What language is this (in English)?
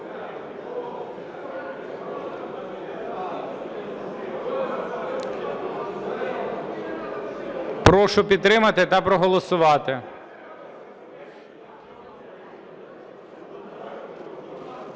Ukrainian